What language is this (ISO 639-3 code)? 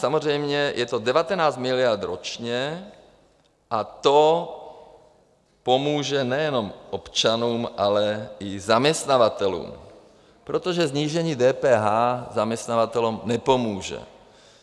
ces